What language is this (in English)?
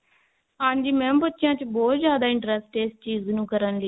Punjabi